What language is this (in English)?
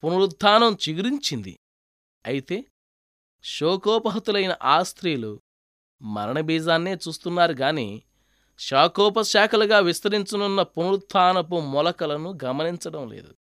Telugu